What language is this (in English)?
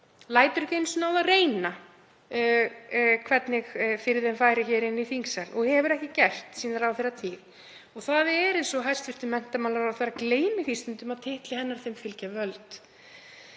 Icelandic